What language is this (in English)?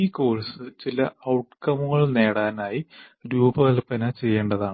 Malayalam